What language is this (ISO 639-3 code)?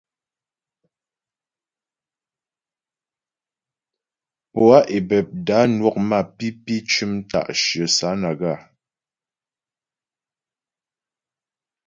bbj